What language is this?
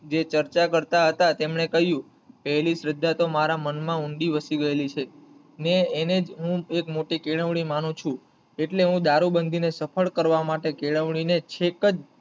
Gujarati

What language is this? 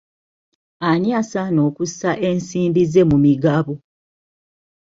Ganda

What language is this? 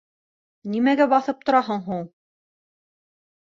Bashkir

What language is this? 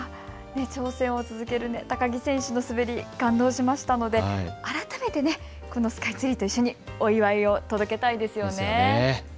Japanese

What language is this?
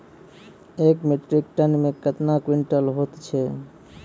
Maithili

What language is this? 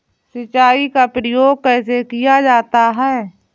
Hindi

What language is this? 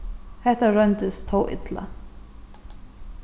Faroese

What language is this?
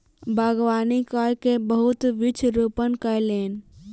Maithili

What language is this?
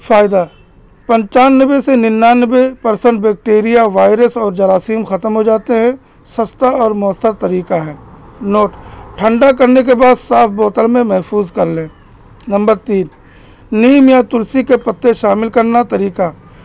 Urdu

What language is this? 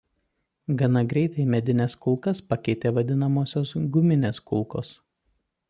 Lithuanian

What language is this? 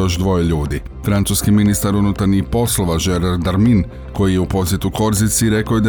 Croatian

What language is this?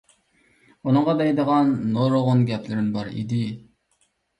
Uyghur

